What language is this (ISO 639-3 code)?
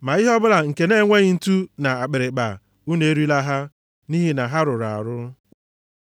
ibo